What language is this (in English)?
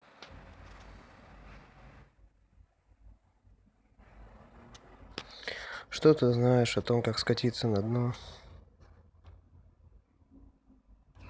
Russian